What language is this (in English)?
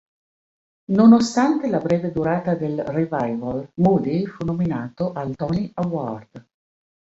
Italian